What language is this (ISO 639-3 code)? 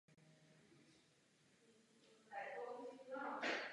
ces